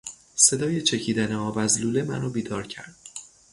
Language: Persian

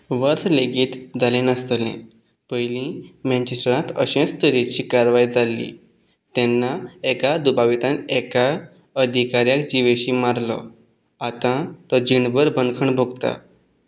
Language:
Konkani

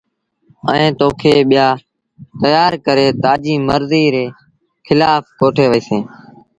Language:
Sindhi Bhil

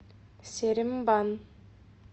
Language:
Russian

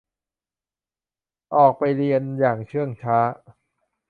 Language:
Thai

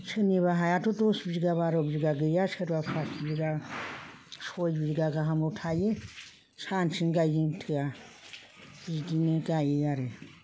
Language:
Bodo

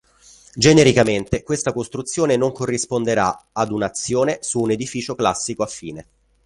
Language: Italian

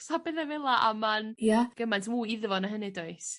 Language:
Welsh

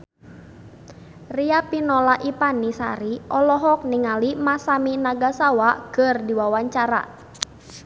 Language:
Sundanese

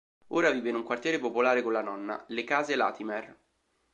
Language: Italian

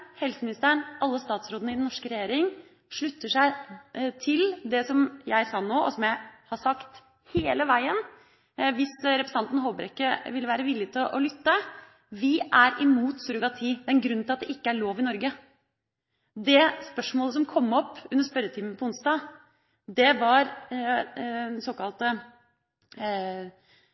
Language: Norwegian Bokmål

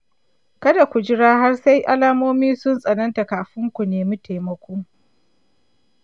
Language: Hausa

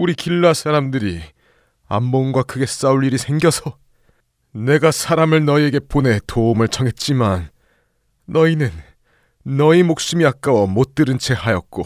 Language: Korean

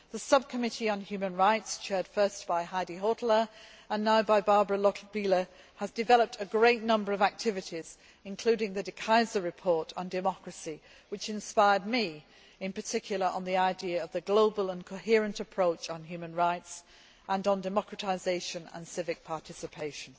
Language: English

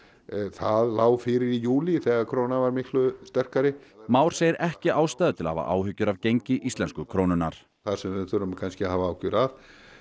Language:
Icelandic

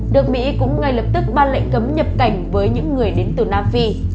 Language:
Vietnamese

